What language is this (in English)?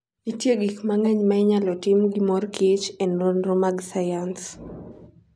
Luo (Kenya and Tanzania)